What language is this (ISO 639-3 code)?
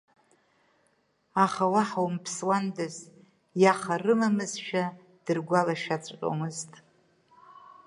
abk